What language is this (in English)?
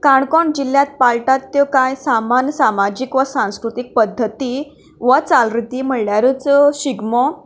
Konkani